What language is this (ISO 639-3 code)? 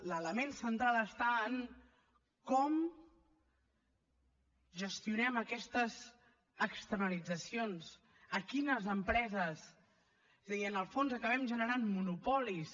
cat